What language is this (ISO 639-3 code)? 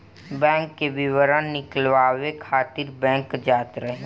bho